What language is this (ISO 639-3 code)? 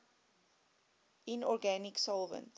eng